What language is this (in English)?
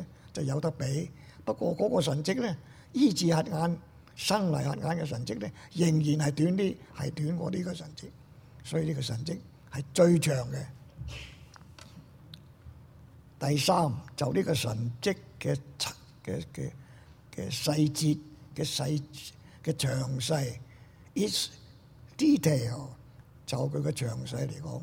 Chinese